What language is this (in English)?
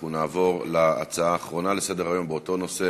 Hebrew